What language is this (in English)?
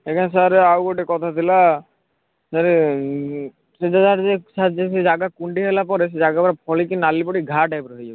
Odia